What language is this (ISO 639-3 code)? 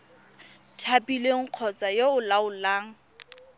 tsn